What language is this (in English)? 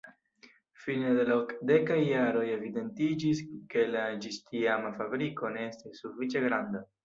Esperanto